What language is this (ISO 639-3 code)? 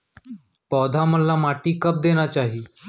hne